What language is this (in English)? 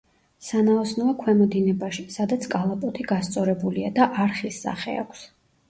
Georgian